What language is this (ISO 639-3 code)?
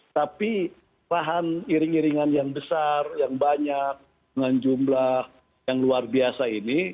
ind